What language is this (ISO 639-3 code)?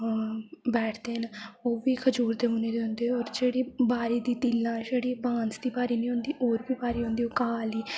doi